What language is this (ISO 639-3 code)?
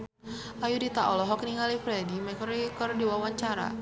sun